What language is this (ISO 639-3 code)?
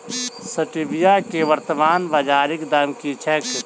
mai